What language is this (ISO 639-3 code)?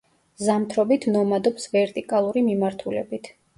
kat